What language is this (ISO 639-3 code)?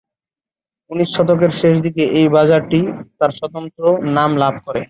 ben